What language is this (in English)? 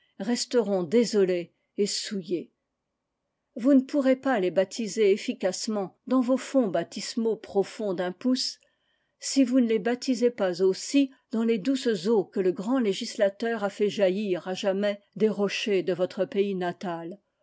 French